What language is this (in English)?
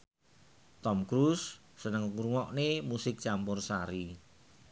Javanese